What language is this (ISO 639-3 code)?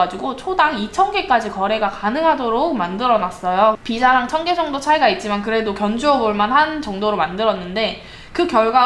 kor